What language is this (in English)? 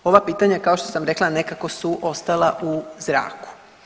Croatian